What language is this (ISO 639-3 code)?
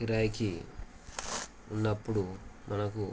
tel